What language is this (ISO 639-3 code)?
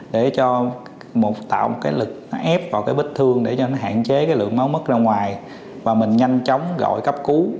vie